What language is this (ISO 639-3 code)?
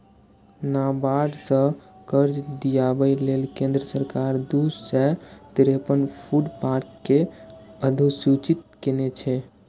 mai